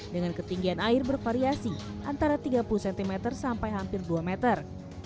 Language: Indonesian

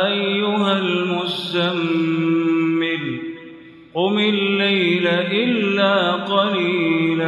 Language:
Arabic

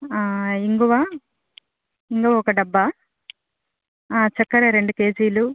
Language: Telugu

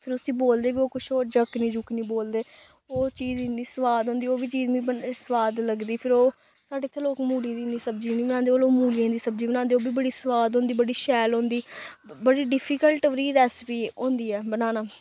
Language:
Dogri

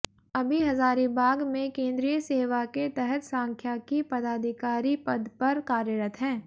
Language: Hindi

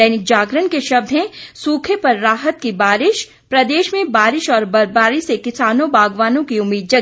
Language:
Hindi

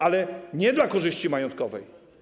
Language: Polish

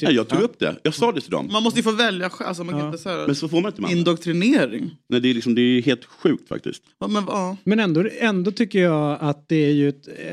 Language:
Swedish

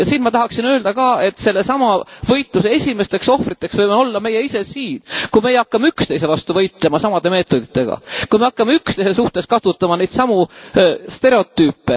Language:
Estonian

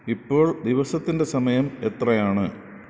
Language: Malayalam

